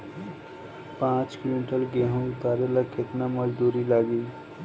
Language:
Bhojpuri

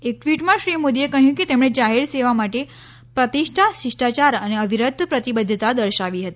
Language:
Gujarati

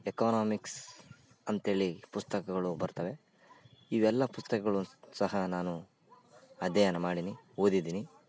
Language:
Kannada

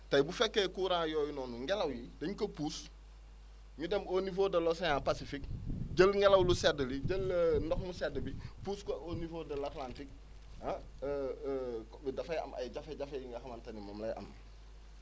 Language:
Wolof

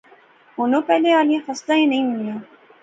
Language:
Pahari-Potwari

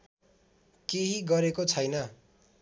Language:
Nepali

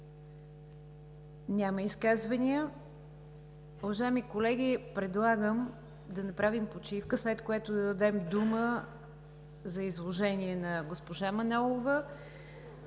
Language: Bulgarian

